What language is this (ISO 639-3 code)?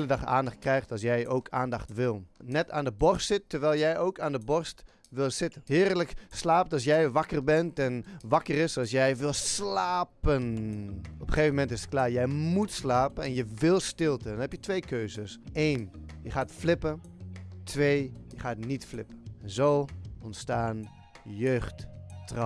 nld